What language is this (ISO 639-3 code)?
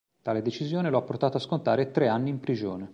ita